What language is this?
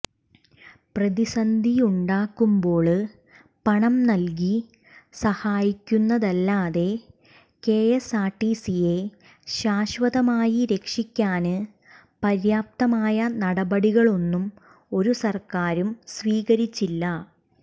Malayalam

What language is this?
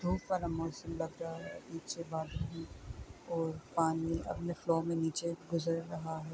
Urdu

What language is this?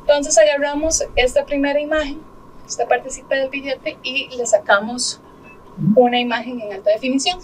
Spanish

